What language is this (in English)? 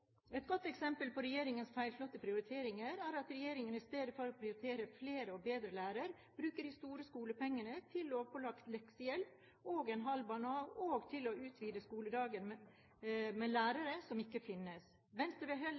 Norwegian Bokmål